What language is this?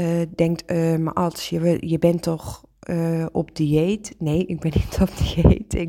Dutch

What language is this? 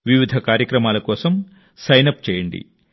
Telugu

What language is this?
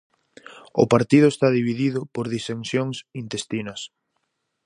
Galician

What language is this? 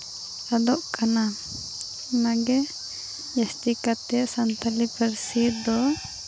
Santali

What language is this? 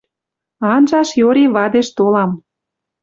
Western Mari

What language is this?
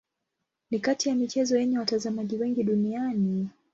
Swahili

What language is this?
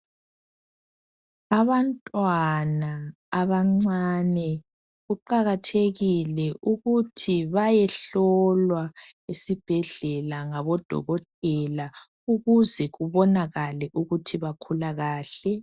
North Ndebele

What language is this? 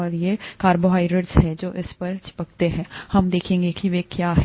Hindi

